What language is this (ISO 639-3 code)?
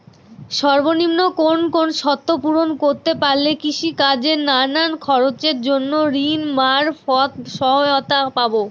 ben